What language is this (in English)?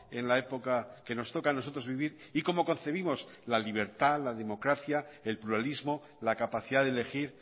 Spanish